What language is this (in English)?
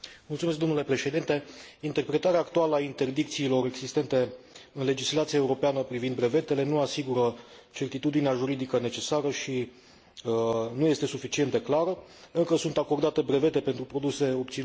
Romanian